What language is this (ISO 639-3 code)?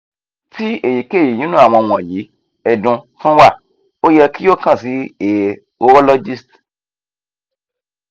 yor